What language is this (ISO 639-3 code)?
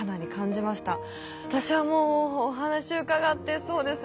jpn